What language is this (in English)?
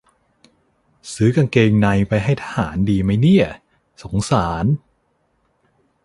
Thai